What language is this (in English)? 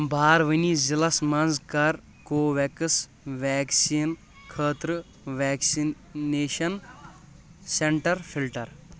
Kashmiri